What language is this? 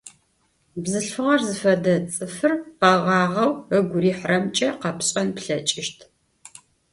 Adyghe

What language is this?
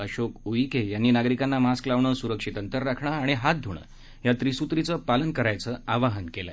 Marathi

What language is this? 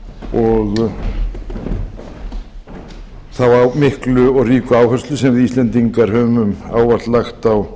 Icelandic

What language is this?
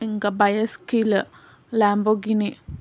Telugu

